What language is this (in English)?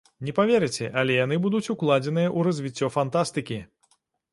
Belarusian